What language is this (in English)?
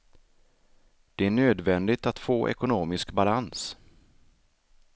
Swedish